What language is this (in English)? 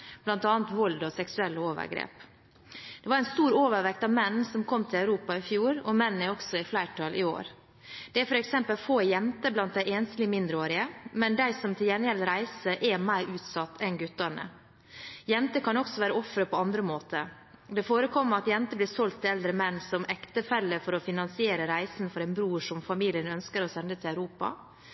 Norwegian Bokmål